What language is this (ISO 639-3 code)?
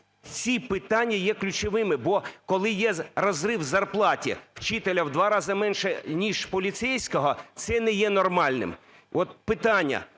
ukr